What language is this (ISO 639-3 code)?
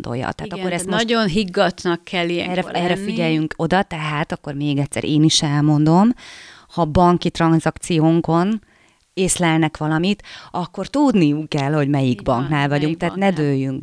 hun